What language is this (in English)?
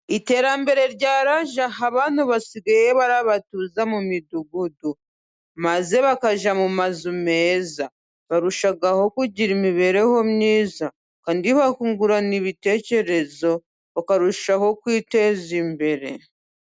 Kinyarwanda